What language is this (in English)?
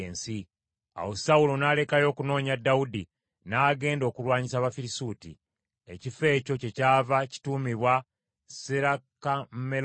Ganda